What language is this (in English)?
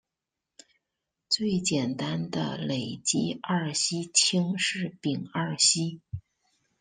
Chinese